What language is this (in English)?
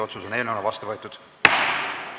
Estonian